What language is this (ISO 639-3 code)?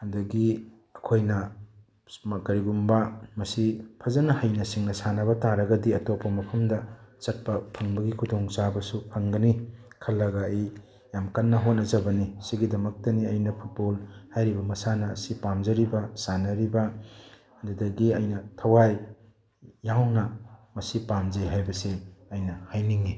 mni